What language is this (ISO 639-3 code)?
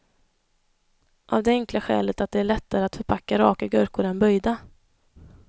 swe